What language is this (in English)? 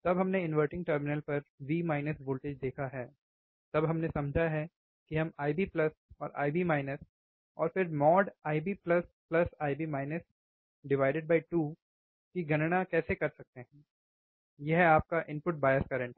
Hindi